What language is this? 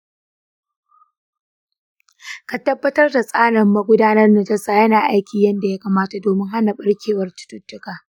Hausa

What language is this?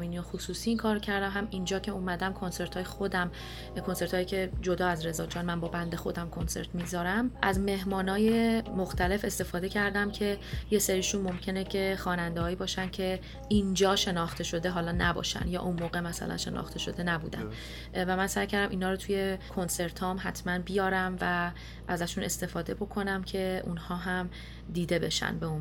Persian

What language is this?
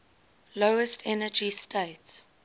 English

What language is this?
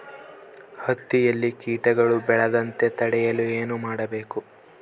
Kannada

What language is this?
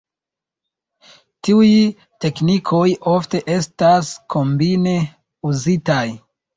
Esperanto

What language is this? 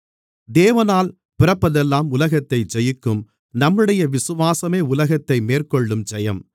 Tamil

